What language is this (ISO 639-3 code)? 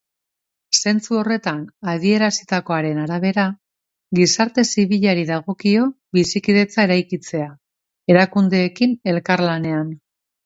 eus